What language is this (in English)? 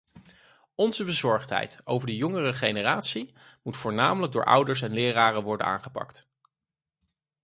Dutch